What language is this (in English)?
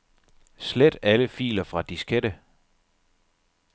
Danish